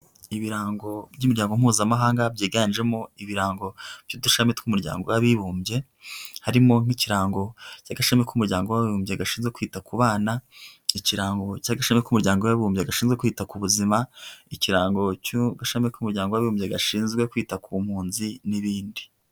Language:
Kinyarwanda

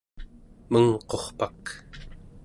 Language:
Central Yupik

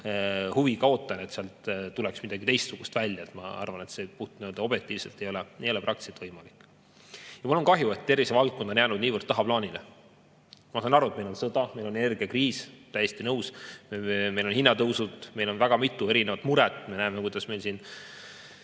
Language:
Estonian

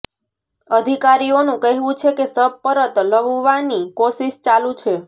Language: Gujarati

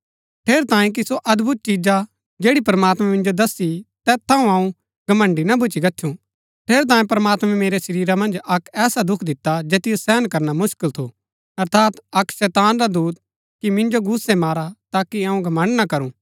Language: Gaddi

